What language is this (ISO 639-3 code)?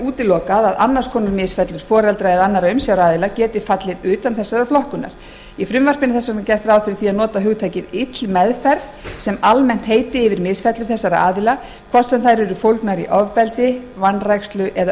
isl